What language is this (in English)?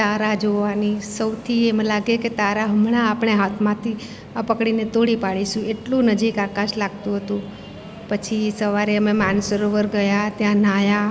Gujarati